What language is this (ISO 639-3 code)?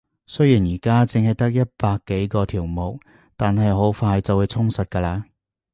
yue